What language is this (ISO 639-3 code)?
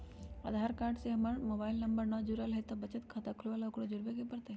mag